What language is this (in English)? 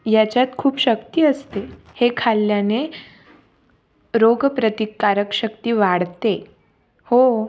Marathi